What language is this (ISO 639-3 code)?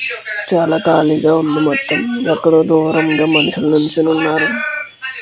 tel